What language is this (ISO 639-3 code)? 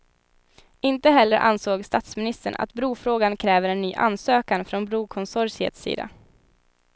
swe